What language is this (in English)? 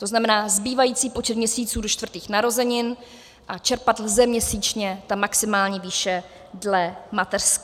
Czech